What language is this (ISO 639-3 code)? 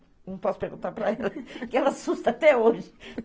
por